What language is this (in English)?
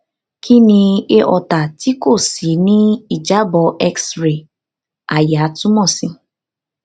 Yoruba